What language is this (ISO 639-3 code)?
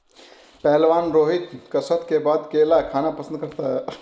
hin